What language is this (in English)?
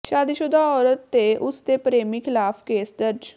Punjabi